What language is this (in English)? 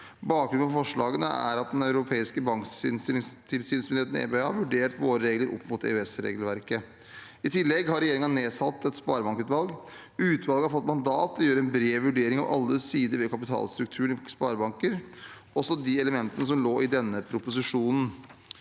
Norwegian